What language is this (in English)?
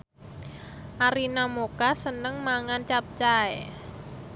Javanese